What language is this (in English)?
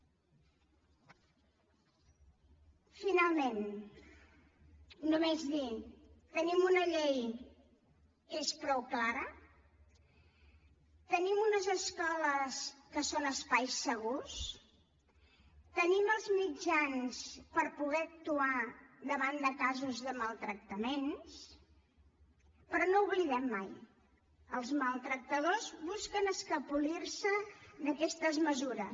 Catalan